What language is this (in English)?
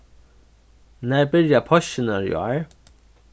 Faroese